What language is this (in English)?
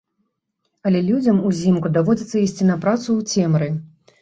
Belarusian